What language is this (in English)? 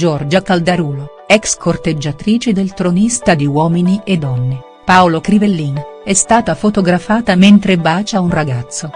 Italian